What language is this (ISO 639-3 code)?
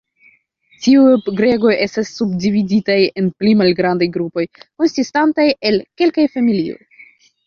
epo